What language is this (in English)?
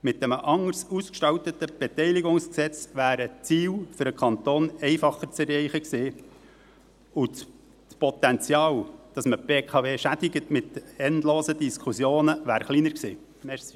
Swiss German